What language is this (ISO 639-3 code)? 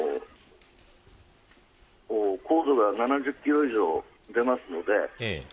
jpn